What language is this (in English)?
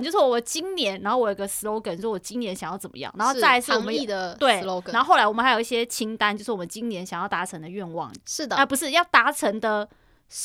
Chinese